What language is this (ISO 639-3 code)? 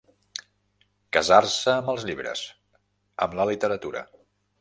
cat